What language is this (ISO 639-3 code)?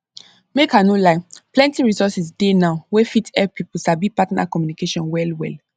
pcm